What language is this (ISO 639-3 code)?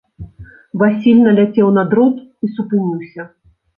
bel